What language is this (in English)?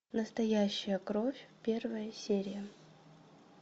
Russian